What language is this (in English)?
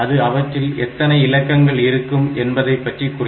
Tamil